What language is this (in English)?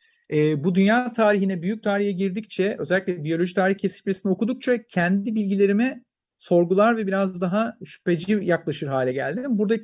Turkish